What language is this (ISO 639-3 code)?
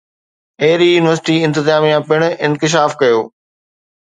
snd